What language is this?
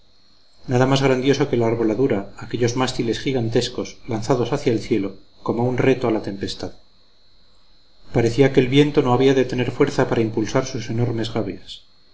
Spanish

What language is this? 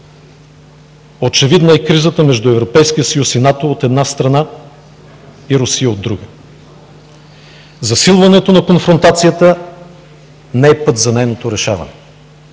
Bulgarian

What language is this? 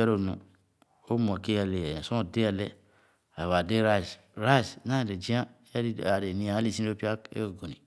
Khana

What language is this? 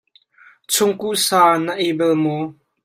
Hakha Chin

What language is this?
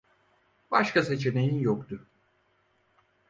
Turkish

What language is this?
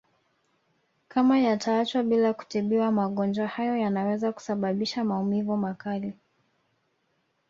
Swahili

